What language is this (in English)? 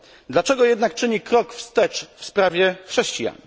Polish